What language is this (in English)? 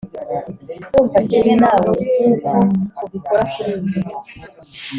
Kinyarwanda